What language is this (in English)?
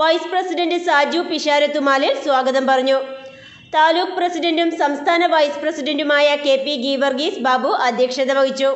Malayalam